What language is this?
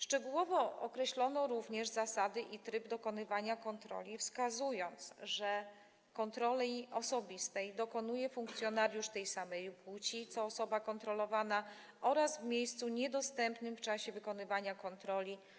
Polish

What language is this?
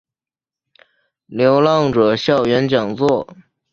Chinese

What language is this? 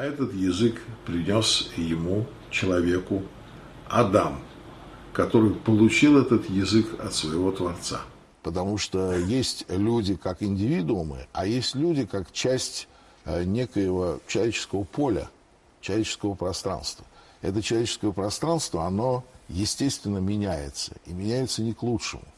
Russian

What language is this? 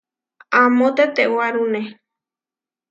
Huarijio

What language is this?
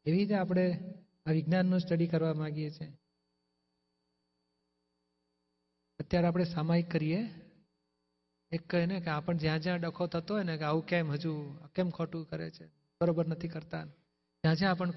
Gujarati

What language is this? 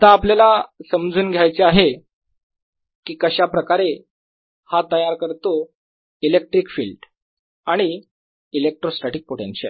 Marathi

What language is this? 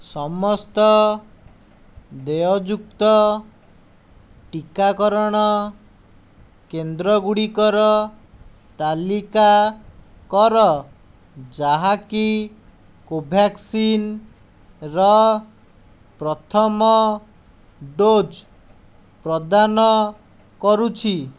Odia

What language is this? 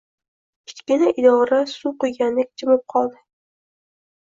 Uzbek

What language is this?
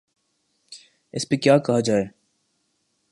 Urdu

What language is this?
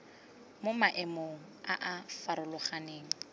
Tswana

